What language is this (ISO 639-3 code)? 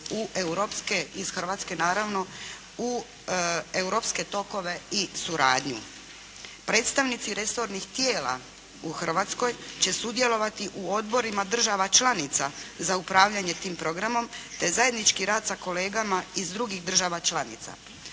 hrv